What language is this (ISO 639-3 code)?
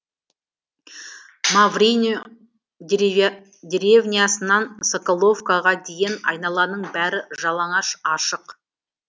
kaz